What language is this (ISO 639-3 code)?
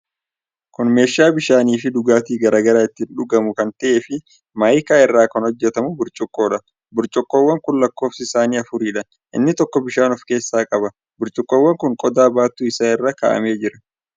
orm